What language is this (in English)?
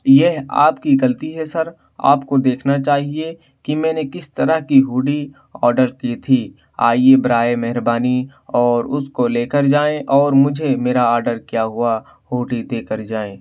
Urdu